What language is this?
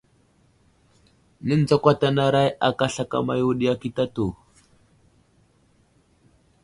Wuzlam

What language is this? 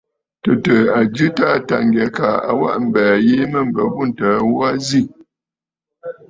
Bafut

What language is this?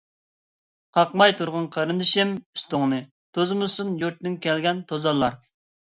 Uyghur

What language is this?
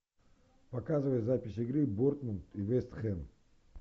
Russian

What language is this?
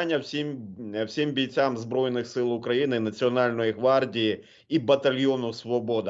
Ukrainian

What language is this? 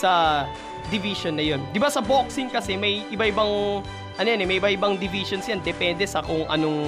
Filipino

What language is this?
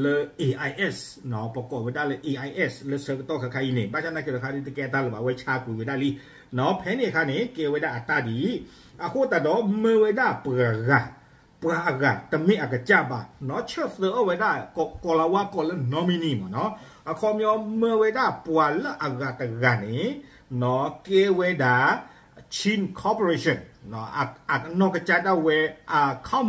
Thai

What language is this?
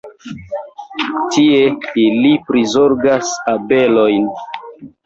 Esperanto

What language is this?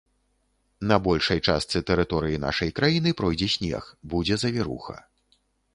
Belarusian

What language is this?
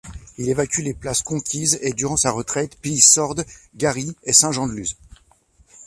French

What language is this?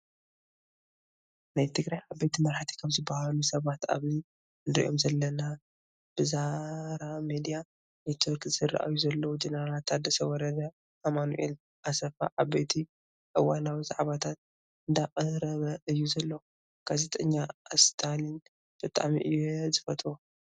Tigrinya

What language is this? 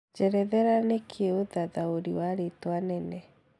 Kikuyu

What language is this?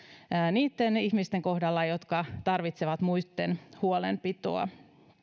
Finnish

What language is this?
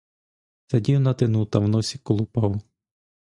Ukrainian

